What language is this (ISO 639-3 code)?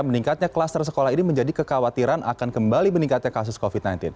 ind